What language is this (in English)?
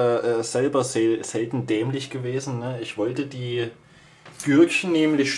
German